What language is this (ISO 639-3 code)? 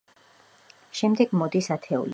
kat